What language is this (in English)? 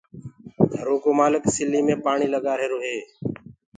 Gurgula